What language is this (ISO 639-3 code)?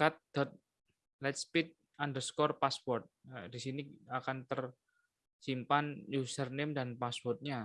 ind